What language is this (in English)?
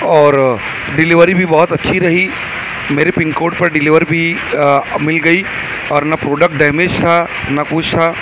Urdu